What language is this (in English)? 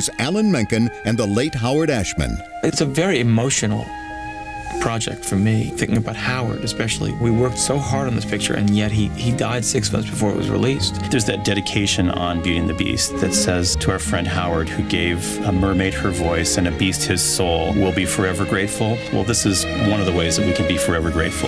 English